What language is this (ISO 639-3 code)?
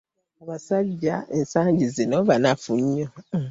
lug